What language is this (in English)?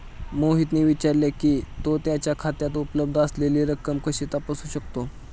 Marathi